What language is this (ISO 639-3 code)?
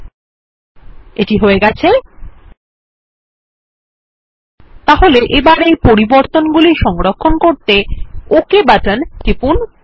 ben